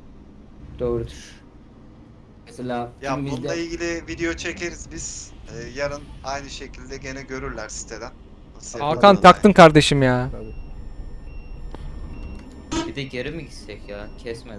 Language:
Turkish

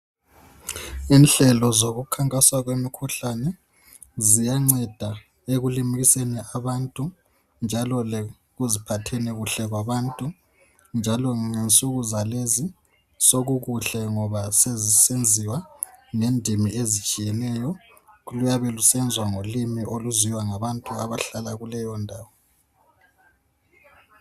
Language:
North Ndebele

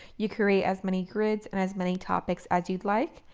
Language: English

